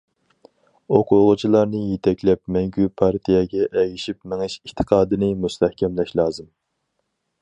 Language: Uyghur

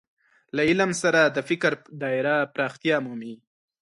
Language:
Pashto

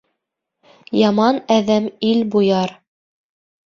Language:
Bashkir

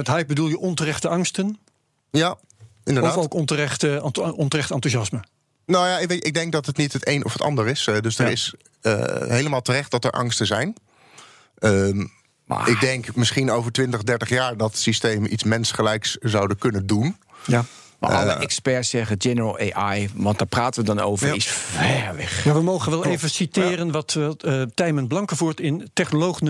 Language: Dutch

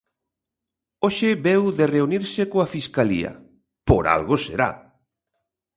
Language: Galician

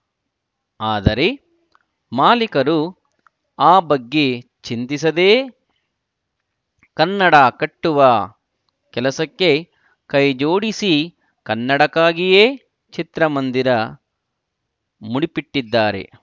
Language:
Kannada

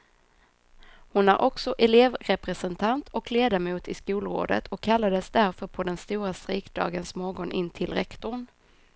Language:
Swedish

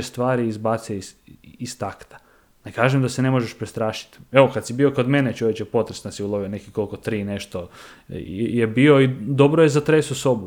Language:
Croatian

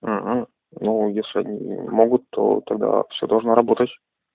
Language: Russian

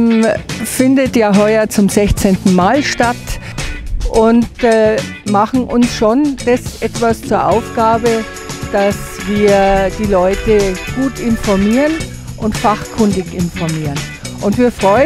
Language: German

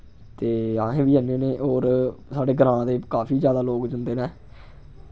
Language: Dogri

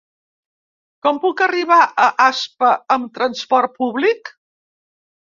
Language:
Catalan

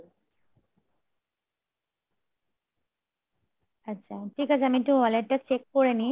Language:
Bangla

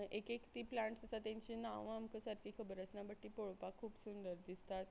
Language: Konkani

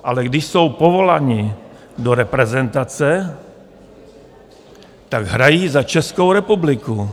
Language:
Czech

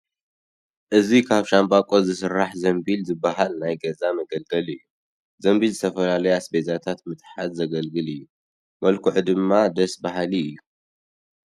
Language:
Tigrinya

